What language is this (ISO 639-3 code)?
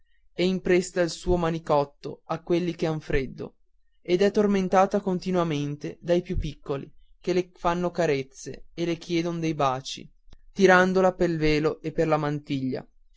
ita